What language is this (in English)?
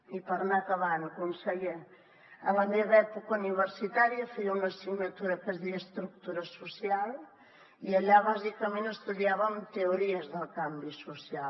Catalan